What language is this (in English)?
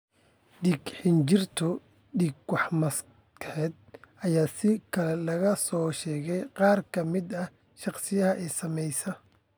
Somali